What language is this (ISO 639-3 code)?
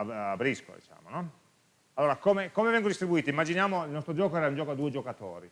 ita